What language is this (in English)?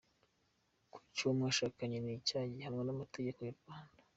Kinyarwanda